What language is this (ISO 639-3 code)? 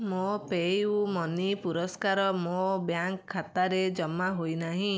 ori